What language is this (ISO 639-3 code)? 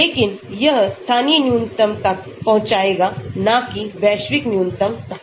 hin